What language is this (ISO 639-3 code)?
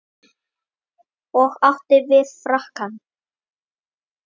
isl